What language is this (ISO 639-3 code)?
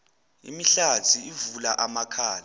zul